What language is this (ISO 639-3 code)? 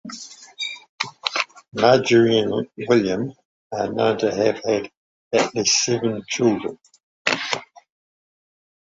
eng